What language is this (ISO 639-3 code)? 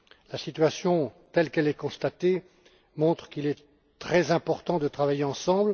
fra